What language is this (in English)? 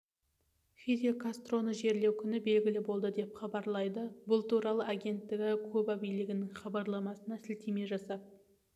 Kazakh